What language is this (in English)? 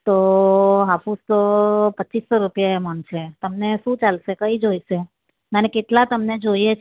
Gujarati